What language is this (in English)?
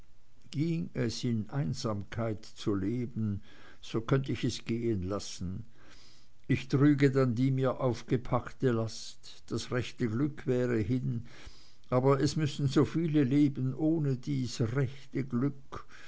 German